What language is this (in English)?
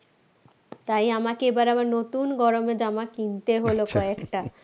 Bangla